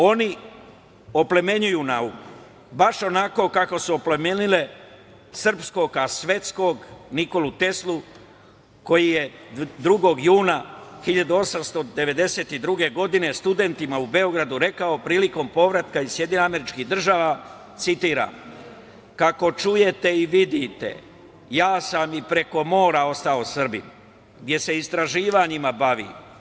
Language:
Serbian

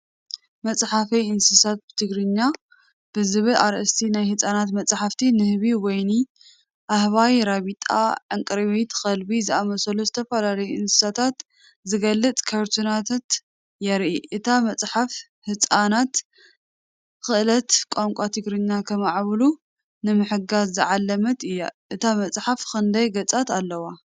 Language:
Tigrinya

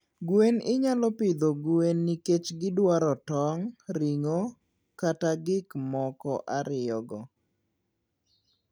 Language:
Luo (Kenya and Tanzania)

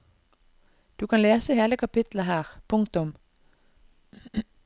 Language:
Norwegian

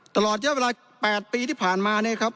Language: Thai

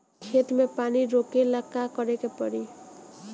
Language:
Bhojpuri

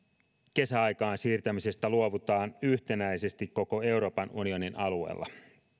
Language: Finnish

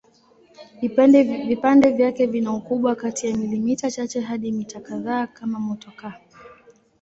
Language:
Swahili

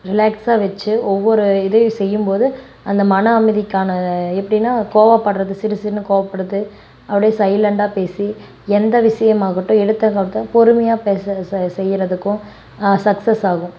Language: Tamil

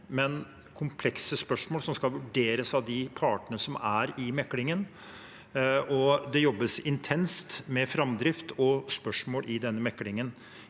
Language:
Norwegian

